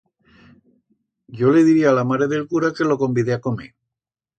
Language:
Aragonese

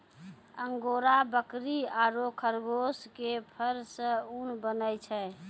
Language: Maithili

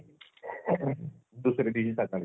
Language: Marathi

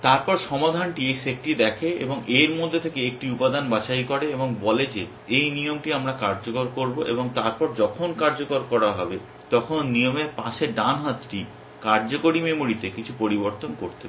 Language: Bangla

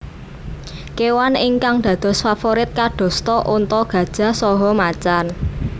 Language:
Javanese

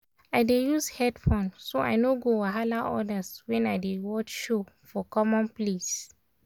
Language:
Nigerian Pidgin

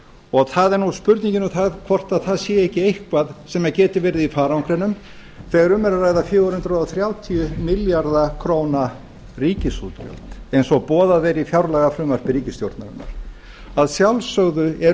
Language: Icelandic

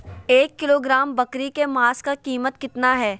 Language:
Magahi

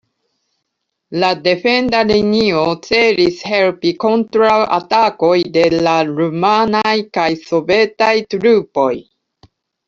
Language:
Esperanto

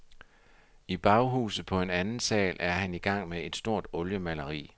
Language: Danish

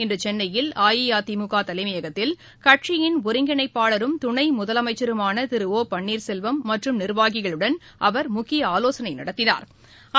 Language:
Tamil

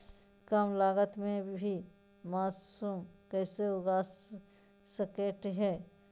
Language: Magahi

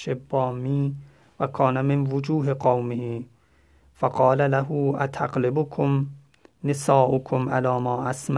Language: Persian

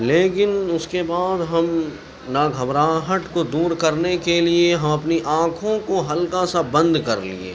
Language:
Urdu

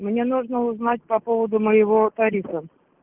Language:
Russian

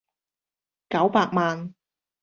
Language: Cantonese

